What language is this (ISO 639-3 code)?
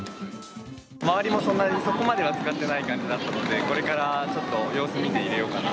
jpn